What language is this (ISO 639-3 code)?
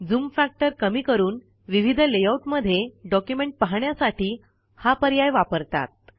mar